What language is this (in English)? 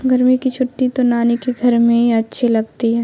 Urdu